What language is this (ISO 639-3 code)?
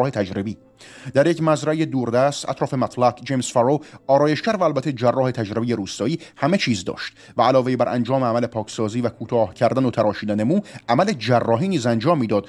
fas